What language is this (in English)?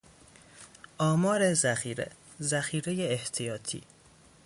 Persian